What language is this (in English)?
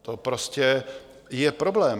Czech